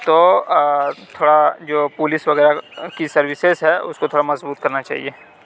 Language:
Urdu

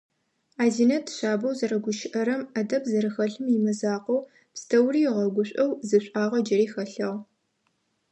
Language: Adyghe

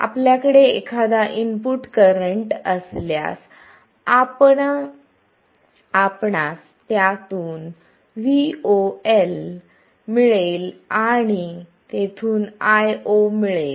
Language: Marathi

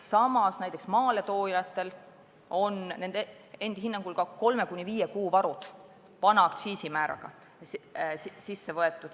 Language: Estonian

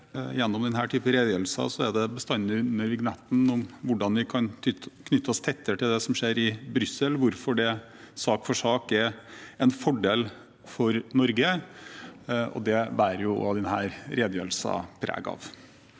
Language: Norwegian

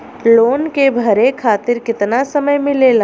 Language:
Bhojpuri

